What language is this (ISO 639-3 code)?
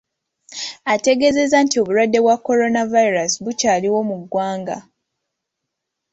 lug